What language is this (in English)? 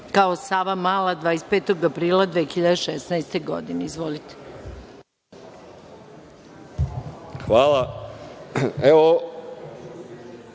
Serbian